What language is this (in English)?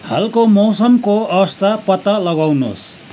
Nepali